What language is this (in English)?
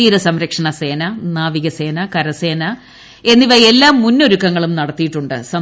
Malayalam